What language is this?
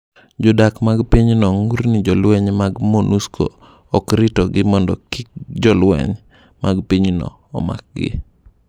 Luo (Kenya and Tanzania)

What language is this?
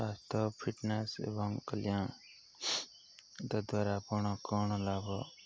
Odia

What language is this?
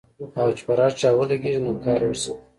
Pashto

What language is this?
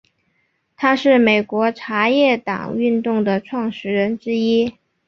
Chinese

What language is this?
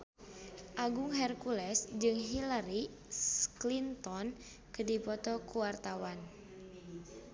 Sundanese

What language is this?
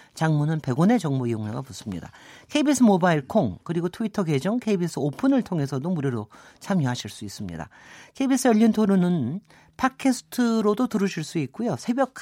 Korean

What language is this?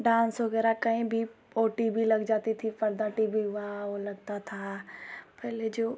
Hindi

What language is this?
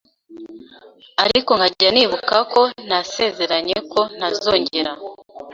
Kinyarwanda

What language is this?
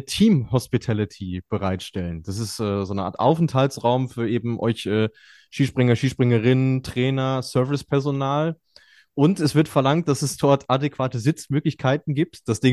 German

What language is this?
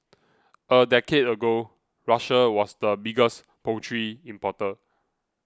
English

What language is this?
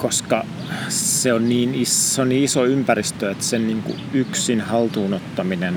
Finnish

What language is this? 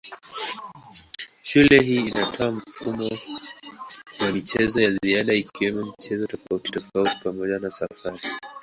Swahili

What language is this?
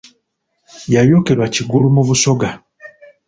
Ganda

